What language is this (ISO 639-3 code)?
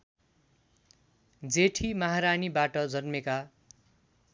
nep